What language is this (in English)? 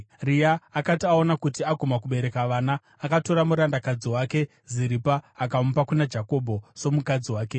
Shona